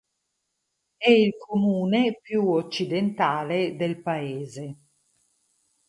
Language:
Italian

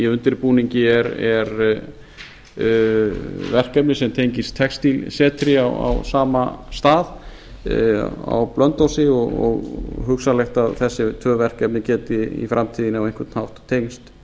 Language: Icelandic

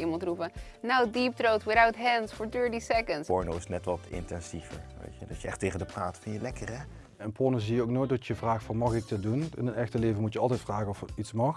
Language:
Dutch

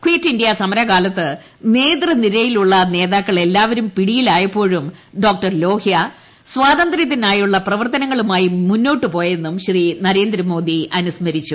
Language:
Malayalam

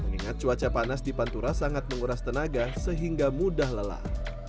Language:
Indonesian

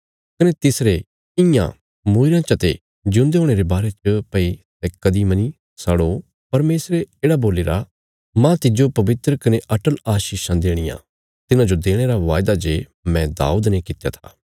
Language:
Bilaspuri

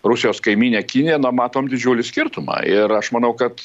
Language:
Lithuanian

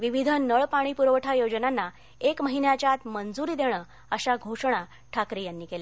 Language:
Marathi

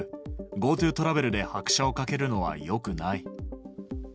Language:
Japanese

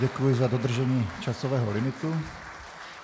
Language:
Czech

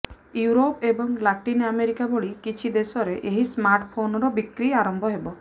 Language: Odia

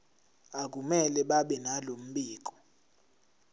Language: Zulu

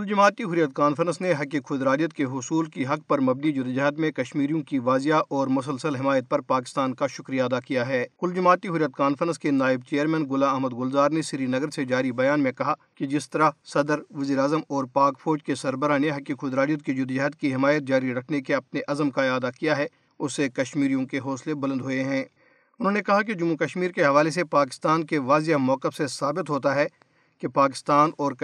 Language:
Urdu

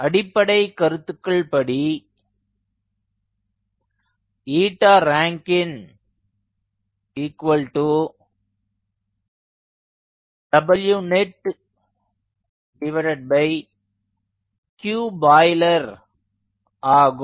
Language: Tamil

